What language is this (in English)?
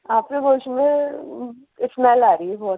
Urdu